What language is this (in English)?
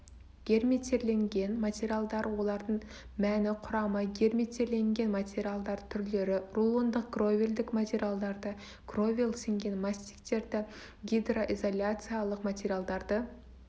Kazakh